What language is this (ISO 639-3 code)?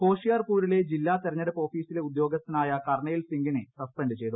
mal